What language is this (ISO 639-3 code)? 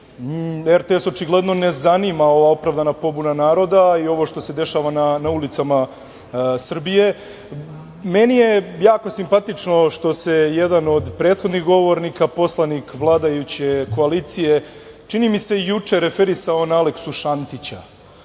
srp